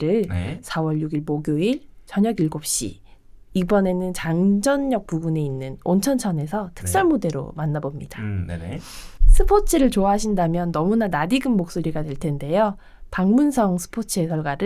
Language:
Korean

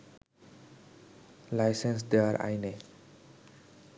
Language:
Bangla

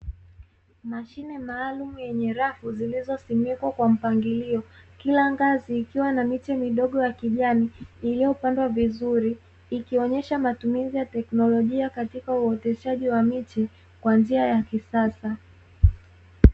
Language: Swahili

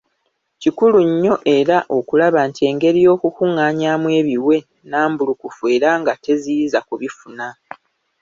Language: Ganda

